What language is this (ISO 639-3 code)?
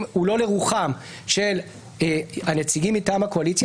heb